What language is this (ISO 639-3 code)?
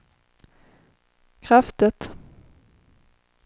swe